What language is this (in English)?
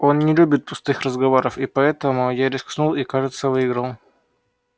Russian